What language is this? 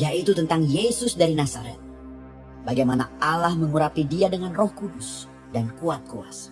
Indonesian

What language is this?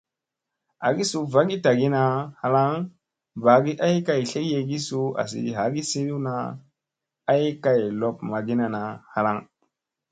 Musey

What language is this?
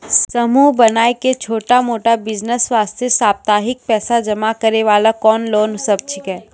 Maithili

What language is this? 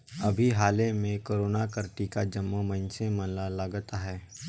Chhattisgarhi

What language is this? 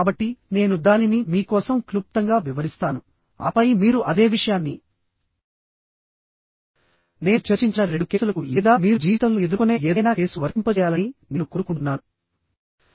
Telugu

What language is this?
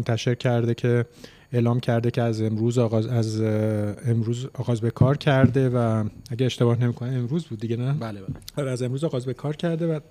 Persian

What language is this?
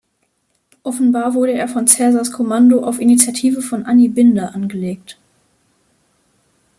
German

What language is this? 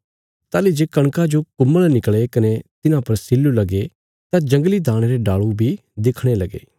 Bilaspuri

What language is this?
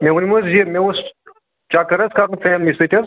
Kashmiri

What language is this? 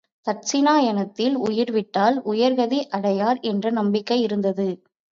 Tamil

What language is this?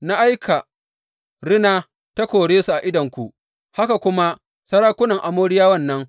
Hausa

